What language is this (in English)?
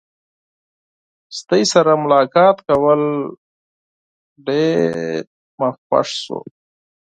Pashto